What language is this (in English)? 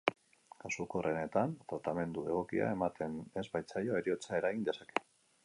Basque